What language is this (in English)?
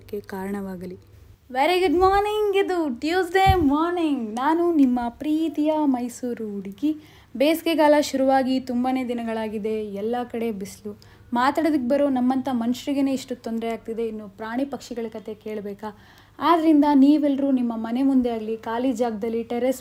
Hindi